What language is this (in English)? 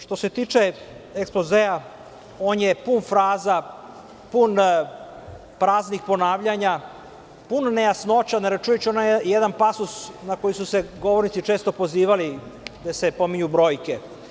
Serbian